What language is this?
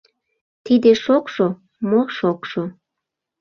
Mari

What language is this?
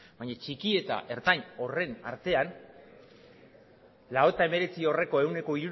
Basque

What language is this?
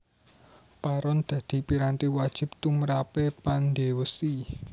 Javanese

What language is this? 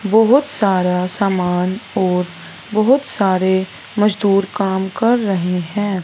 Hindi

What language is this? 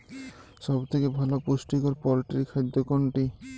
Bangla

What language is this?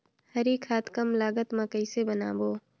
Chhattisgarhi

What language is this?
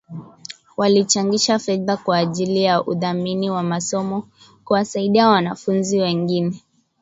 Swahili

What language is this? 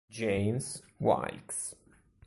Italian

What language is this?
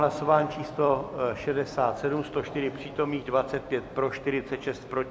Czech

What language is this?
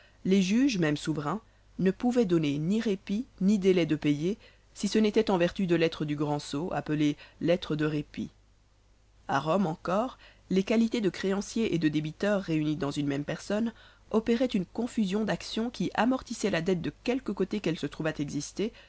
French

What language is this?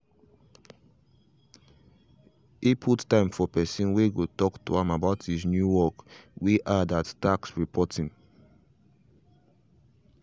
Nigerian Pidgin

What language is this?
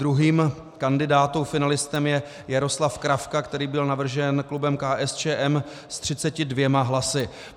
Czech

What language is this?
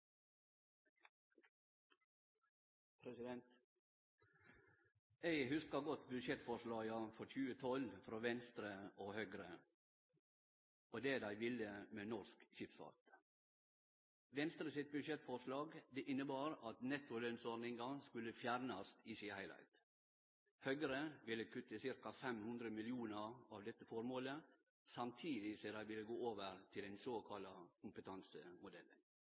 Norwegian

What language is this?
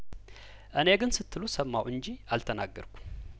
Amharic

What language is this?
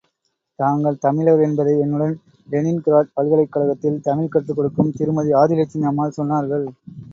Tamil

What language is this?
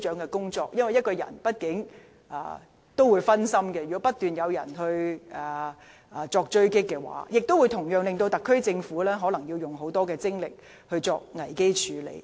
Cantonese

